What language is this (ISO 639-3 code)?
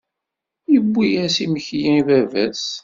kab